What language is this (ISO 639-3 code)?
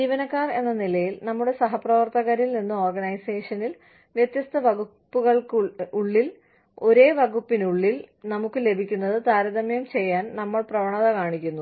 mal